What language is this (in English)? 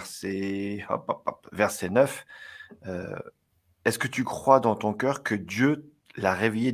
French